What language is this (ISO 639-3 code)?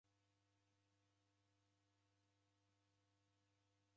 dav